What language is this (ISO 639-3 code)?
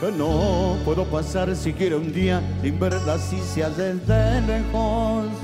spa